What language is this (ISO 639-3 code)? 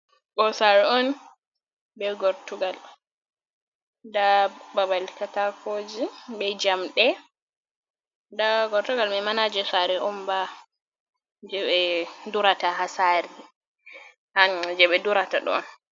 ful